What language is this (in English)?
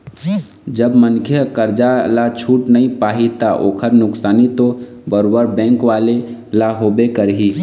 Chhattisgarhi